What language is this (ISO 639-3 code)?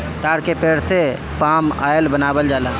bho